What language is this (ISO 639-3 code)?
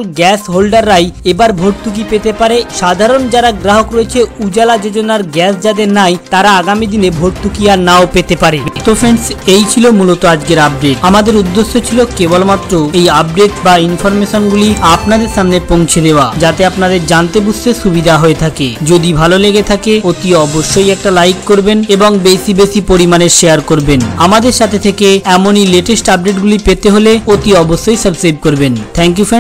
hin